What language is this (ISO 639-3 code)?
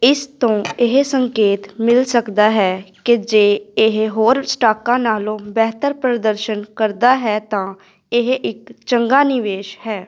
pan